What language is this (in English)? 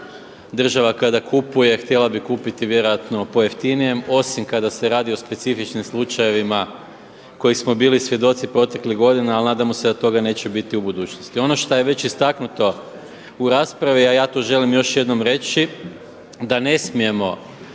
Croatian